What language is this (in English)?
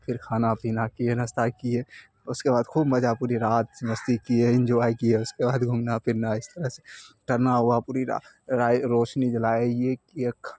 Urdu